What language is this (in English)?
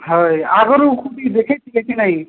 Odia